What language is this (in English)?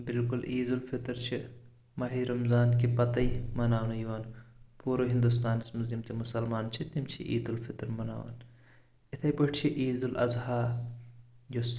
Kashmiri